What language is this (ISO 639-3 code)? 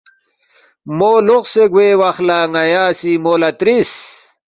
bft